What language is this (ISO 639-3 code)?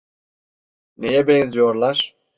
tur